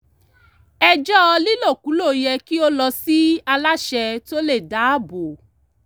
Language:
Yoruba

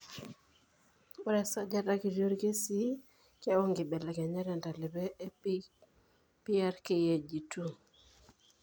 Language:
Masai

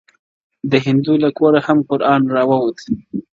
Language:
Pashto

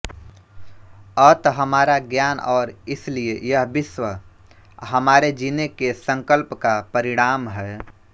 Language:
Hindi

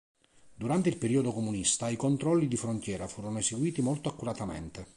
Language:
Italian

